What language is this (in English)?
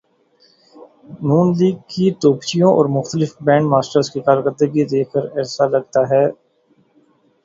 Urdu